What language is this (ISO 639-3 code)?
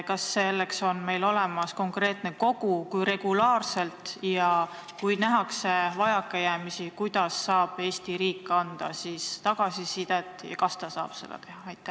est